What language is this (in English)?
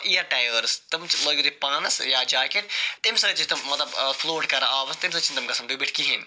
Kashmiri